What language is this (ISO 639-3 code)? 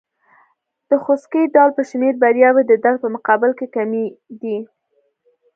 pus